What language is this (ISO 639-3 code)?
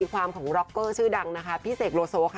tha